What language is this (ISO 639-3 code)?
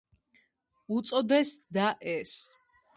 kat